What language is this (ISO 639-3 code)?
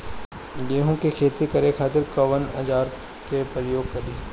bho